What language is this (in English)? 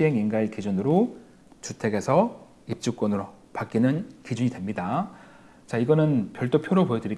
Korean